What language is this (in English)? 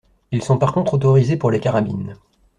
French